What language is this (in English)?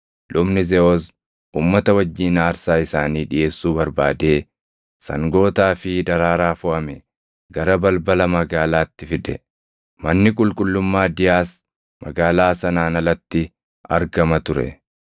Oromo